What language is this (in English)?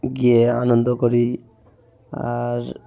Bangla